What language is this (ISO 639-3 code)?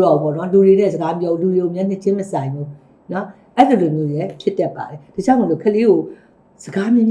ita